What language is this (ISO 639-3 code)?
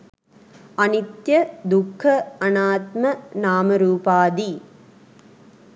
sin